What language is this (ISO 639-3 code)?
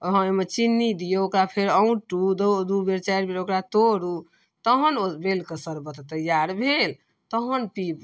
mai